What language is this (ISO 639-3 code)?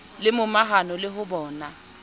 sot